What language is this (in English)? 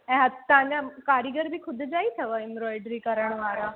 Sindhi